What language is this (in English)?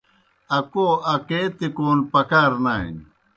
Kohistani Shina